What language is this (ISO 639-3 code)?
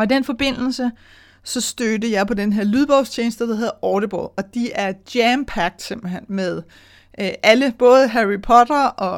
dan